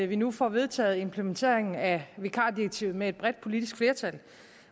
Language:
Danish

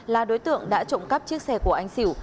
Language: Vietnamese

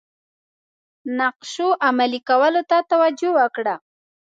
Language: Pashto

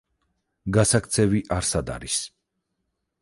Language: Georgian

